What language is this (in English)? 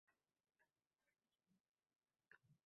Uzbek